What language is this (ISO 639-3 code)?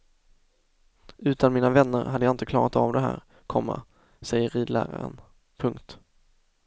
swe